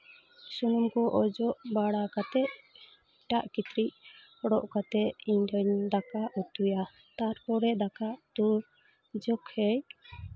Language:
Santali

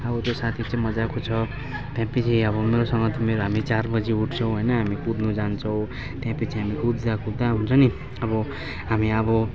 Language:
Nepali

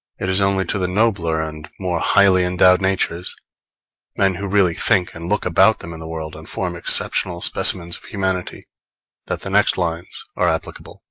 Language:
English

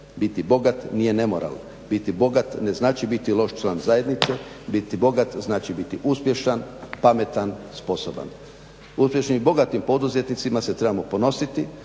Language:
Croatian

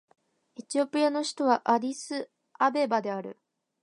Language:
Japanese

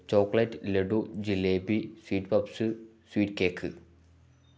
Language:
Malayalam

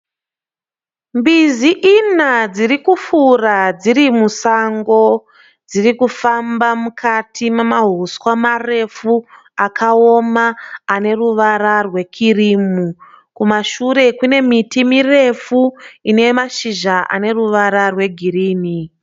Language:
Shona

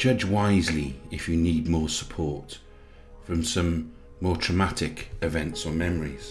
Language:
English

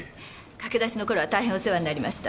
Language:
Japanese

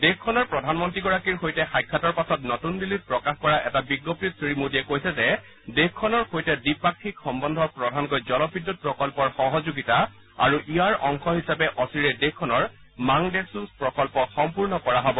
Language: Assamese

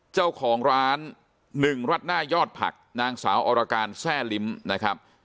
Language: Thai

